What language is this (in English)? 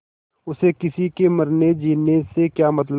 Hindi